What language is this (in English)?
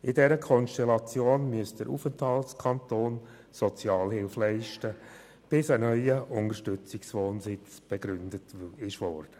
Swiss German